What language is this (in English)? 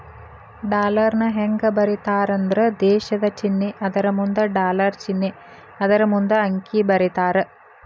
Kannada